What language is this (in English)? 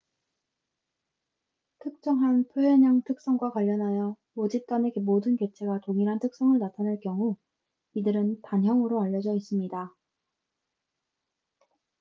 Korean